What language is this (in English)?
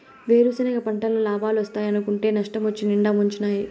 Telugu